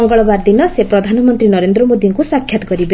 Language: Odia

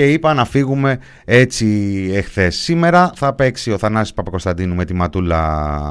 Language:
Greek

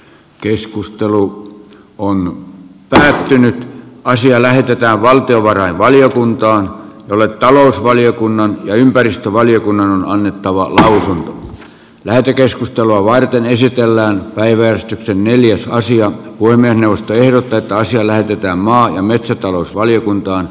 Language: Finnish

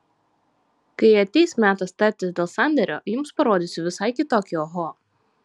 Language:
Lithuanian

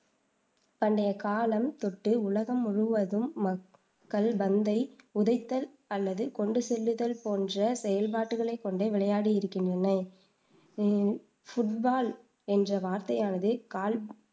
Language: Tamil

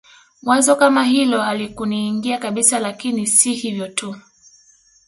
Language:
Swahili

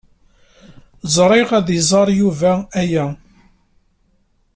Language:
Kabyle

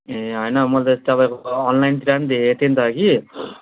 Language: Nepali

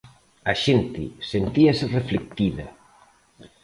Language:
Galician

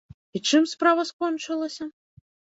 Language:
Belarusian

